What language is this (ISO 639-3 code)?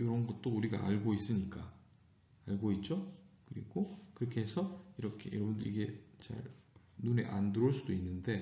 kor